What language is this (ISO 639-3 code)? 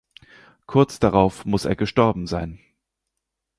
deu